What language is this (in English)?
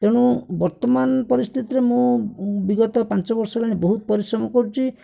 Odia